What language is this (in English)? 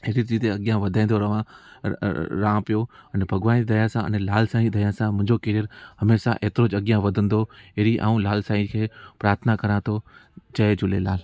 Sindhi